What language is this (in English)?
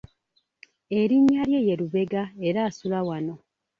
Ganda